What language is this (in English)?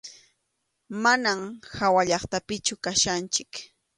Arequipa-La Unión Quechua